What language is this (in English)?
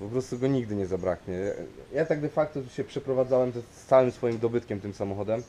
Polish